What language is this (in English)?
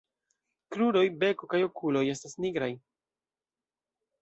Esperanto